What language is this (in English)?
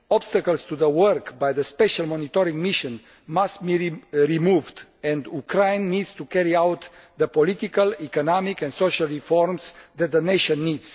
English